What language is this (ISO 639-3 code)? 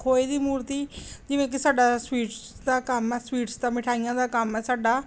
pan